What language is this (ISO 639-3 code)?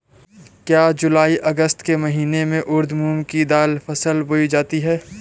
hin